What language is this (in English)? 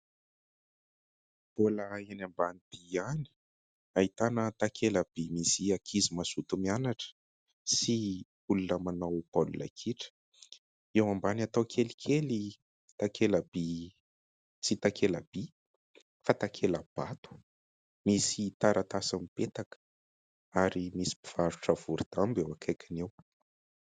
Malagasy